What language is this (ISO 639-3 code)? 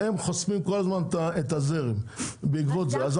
heb